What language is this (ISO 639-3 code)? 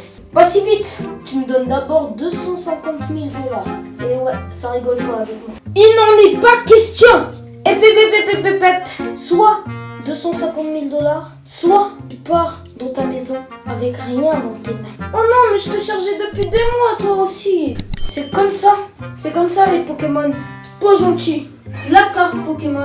fra